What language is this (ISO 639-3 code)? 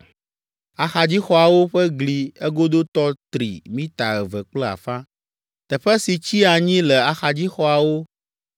ewe